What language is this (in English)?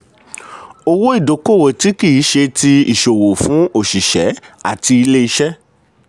Yoruba